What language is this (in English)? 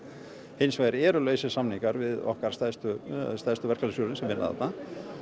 Icelandic